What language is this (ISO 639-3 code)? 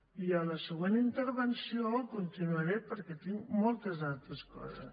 cat